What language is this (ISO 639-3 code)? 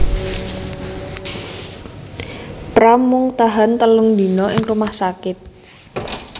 jav